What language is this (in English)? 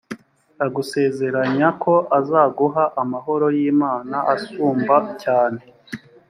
Kinyarwanda